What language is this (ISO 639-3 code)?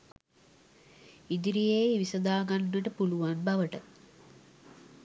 sin